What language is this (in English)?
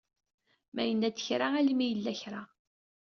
Kabyle